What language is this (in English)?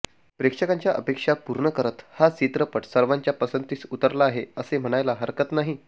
Marathi